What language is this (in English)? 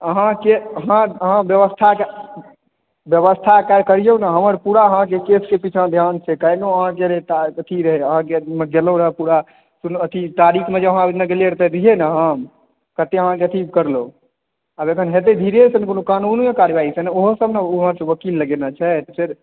Maithili